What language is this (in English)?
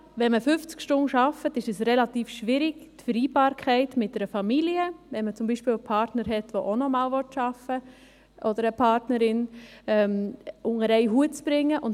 Swiss German